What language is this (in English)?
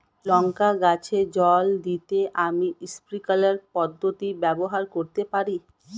Bangla